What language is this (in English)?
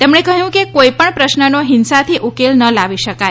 Gujarati